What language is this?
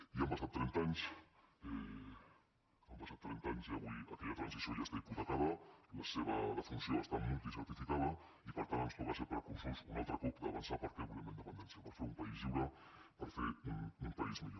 Catalan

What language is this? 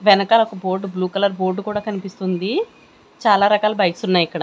Telugu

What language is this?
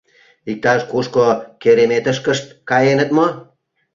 Mari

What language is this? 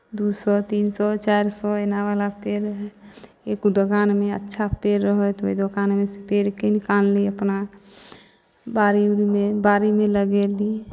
Maithili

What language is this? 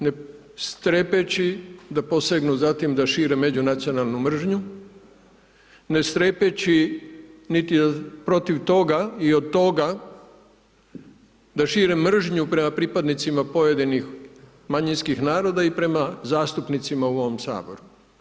Croatian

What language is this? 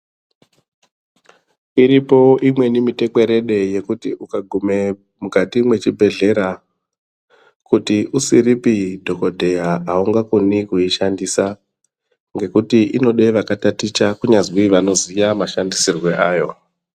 Ndau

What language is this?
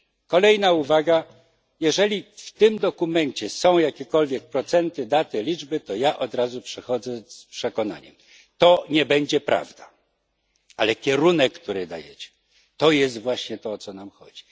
Polish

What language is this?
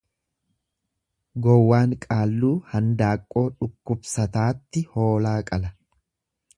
Oromo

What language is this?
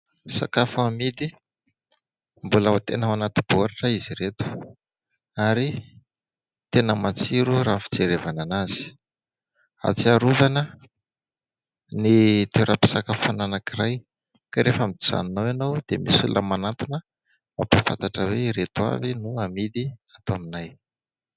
Malagasy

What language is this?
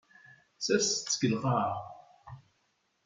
Kabyle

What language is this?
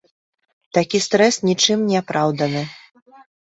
Belarusian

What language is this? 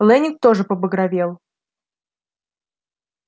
Russian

